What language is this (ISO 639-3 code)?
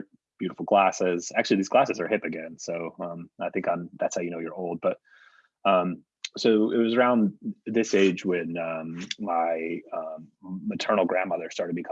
eng